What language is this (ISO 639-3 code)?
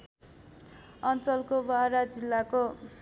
nep